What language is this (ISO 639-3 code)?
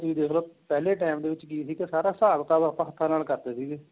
pan